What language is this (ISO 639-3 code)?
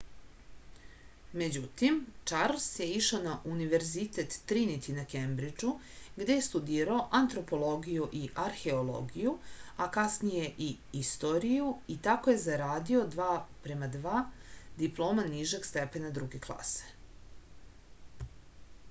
srp